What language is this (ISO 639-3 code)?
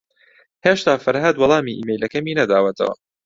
ckb